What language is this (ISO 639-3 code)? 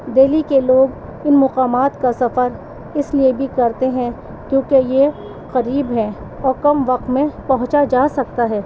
urd